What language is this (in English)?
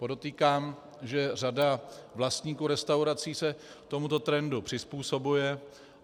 Czech